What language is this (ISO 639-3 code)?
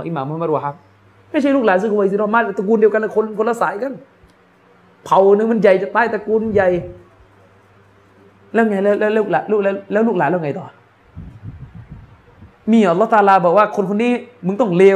tha